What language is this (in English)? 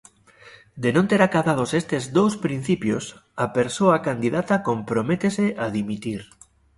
Galician